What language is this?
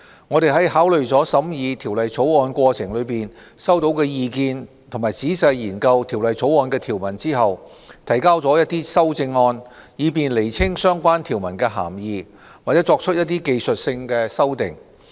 Cantonese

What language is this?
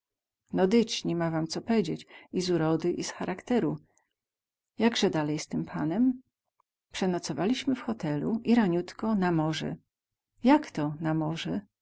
Polish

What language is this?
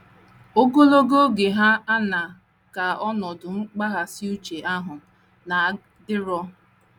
Igbo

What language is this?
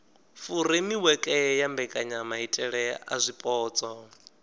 Venda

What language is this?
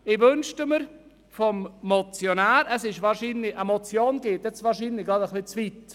Swiss German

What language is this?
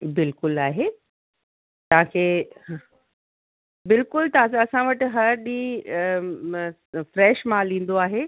Sindhi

